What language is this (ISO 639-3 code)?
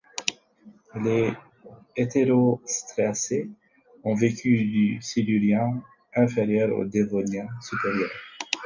fra